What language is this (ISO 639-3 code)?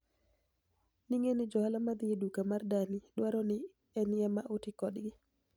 luo